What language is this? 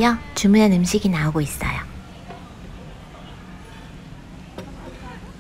Korean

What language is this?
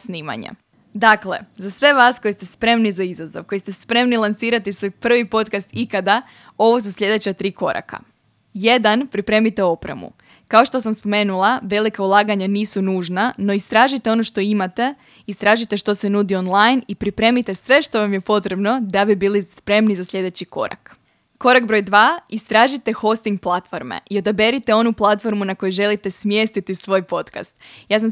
Croatian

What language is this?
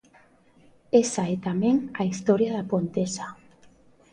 Galician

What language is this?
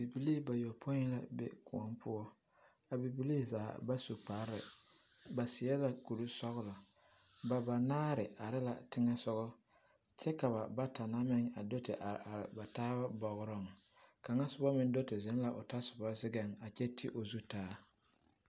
Southern Dagaare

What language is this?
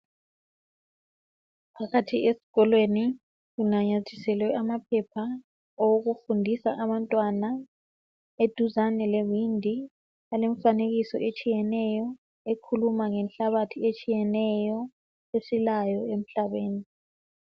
North Ndebele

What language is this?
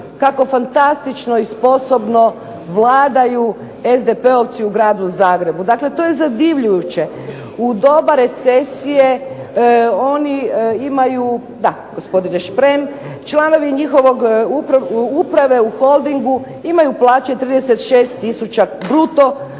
Croatian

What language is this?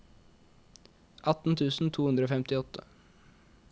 Norwegian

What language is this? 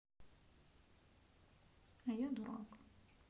Russian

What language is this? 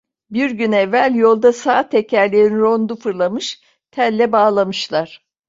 Turkish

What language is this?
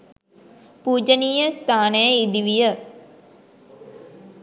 Sinhala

